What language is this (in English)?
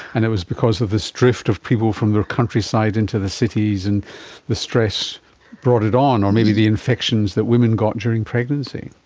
English